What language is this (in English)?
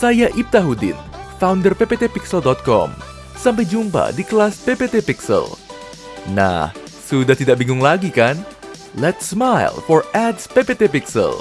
Indonesian